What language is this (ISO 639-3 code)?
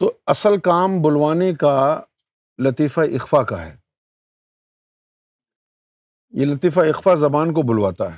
urd